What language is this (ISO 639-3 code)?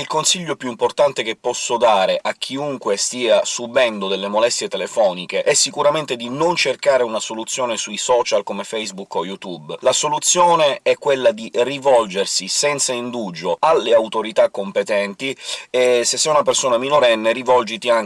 ita